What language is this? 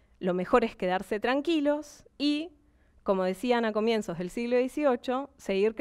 Spanish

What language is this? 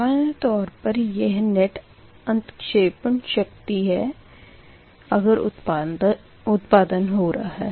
Hindi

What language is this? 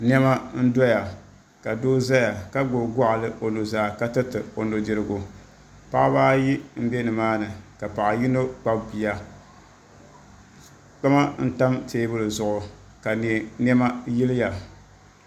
Dagbani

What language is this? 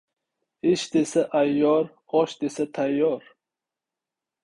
Uzbek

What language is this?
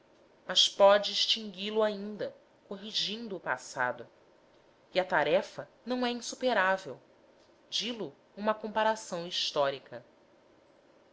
Portuguese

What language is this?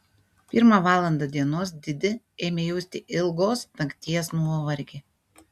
Lithuanian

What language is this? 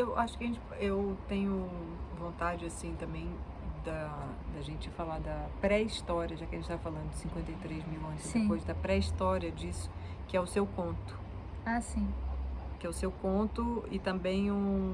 Portuguese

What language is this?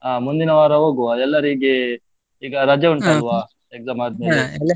Kannada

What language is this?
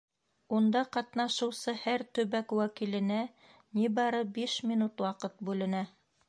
Bashkir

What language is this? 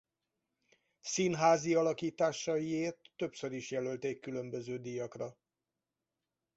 Hungarian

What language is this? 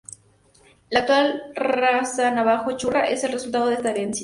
Spanish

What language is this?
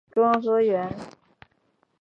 Chinese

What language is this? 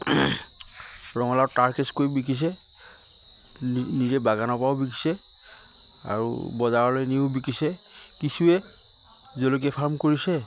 Assamese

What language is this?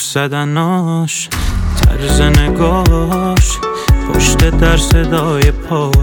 Persian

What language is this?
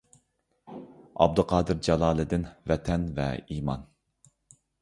Uyghur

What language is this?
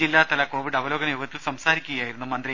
Malayalam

